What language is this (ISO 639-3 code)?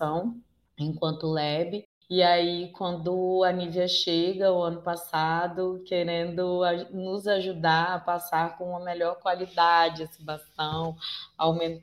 por